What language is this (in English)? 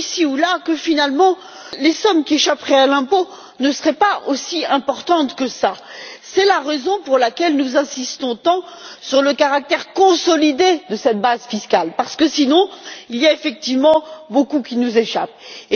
French